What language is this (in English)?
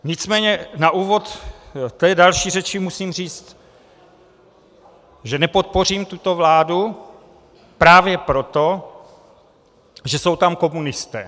Czech